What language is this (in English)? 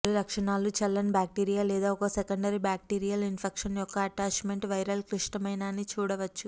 Telugu